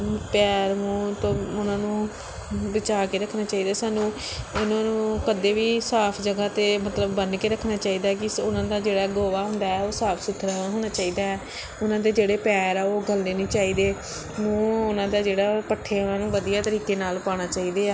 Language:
Punjabi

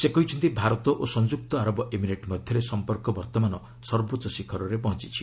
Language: Odia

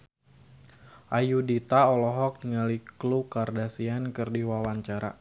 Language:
Sundanese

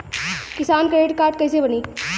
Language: Bhojpuri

